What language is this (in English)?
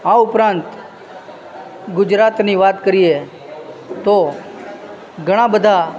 Gujarati